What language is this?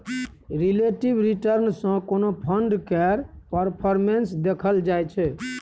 Maithili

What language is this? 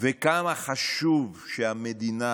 Hebrew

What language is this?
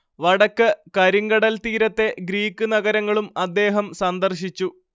Malayalam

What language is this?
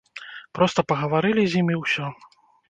Belarusian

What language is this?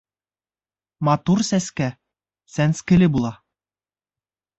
Bashkir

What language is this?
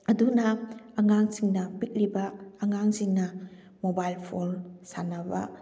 Manipuri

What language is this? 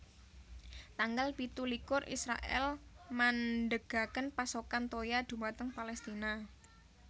Javanese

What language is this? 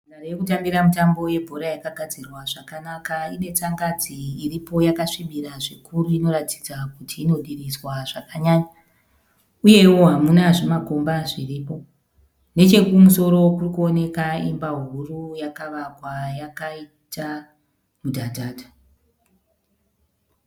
Shona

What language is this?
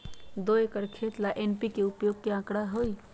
Magahi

